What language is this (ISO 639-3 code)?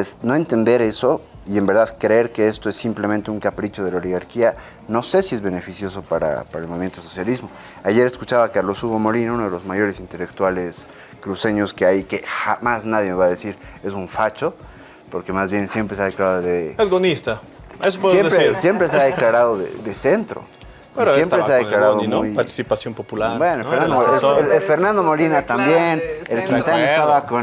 spa